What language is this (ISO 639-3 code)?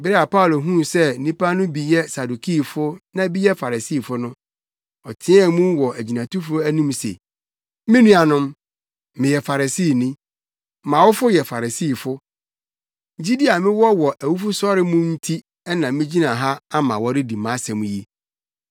aka